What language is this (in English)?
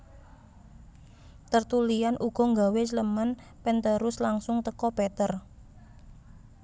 Javanese